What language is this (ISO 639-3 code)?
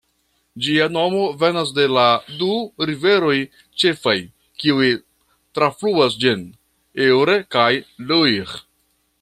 epo